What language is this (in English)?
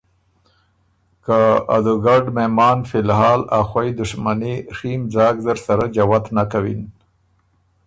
Ormuri